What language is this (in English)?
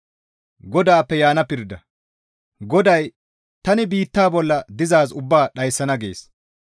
Gamo